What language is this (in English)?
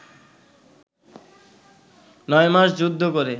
Bangla